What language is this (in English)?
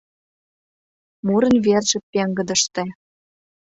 Mari